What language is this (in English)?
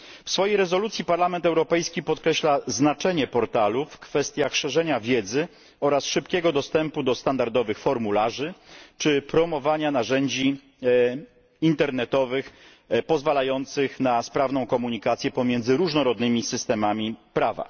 Polish